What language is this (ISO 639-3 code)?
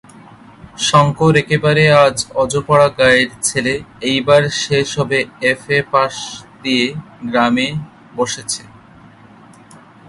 ben